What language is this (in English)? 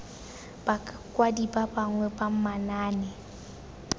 Tswana